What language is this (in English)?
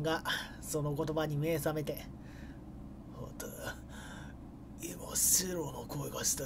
Japanese